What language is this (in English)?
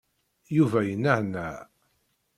Kabyle